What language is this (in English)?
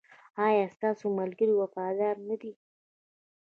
Pashto